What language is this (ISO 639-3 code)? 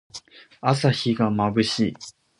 jpn